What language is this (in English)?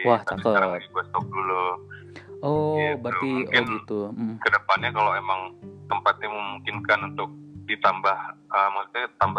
Indonesian